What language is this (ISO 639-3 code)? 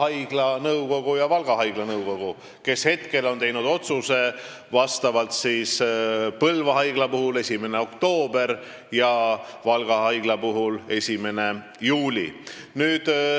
est